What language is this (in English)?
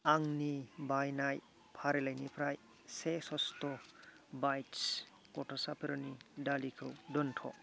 Bodo